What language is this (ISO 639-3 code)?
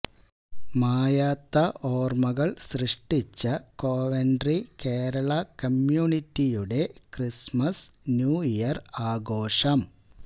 mal